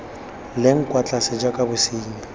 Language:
Tswana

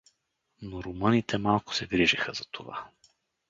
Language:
Bulgarian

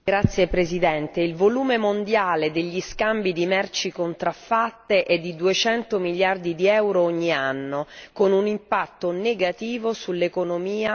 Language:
Italian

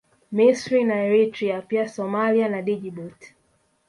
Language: Swahili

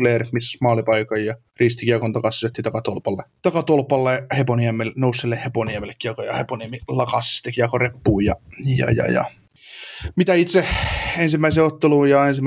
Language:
Finnish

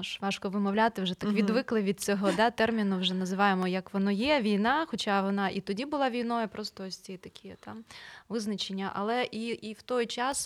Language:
Ukrainian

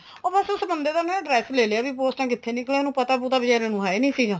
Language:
Punjabi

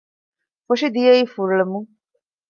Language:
Divehi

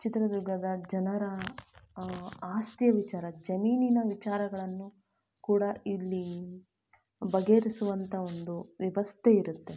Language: Kannada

